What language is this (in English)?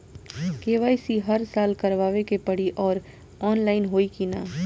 Bhojpuri